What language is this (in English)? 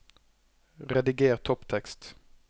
Norwegian